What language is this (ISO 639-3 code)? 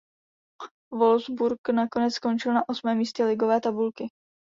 ces